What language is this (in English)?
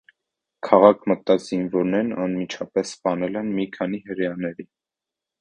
Armenian